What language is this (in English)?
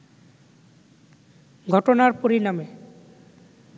Bangla